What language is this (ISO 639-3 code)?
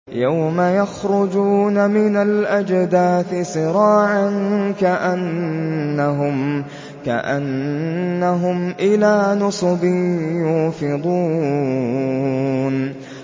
ara